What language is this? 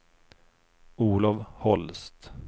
Swedish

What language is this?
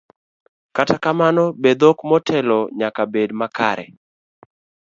Luo (Kenya and Tanzania)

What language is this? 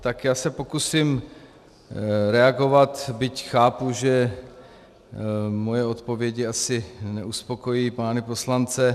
Czech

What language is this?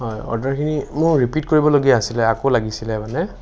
Assamese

